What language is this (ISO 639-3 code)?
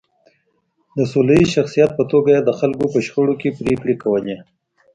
pus